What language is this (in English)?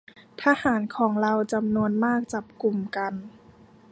Thai